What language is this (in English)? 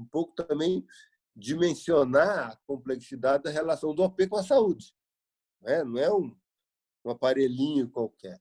Portuguese